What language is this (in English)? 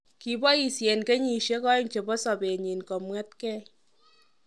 Kalenjin